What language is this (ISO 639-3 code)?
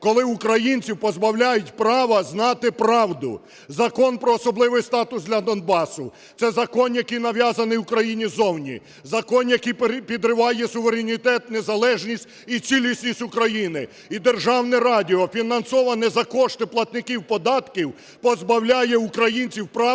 ukr